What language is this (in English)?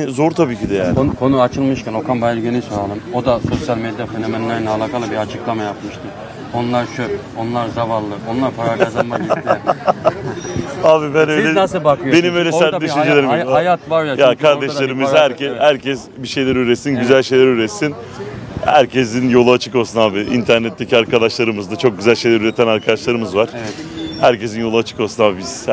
Turkish